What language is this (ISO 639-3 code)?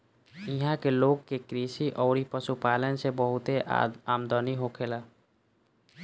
bho